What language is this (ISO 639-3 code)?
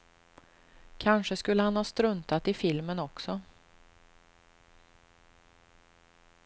swe